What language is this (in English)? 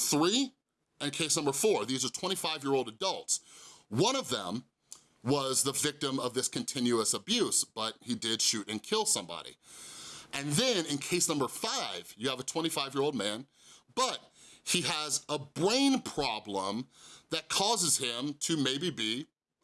English